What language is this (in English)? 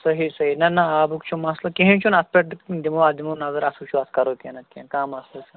Kashmiri